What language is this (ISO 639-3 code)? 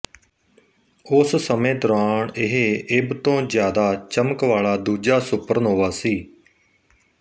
pan